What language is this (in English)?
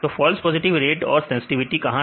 Hindi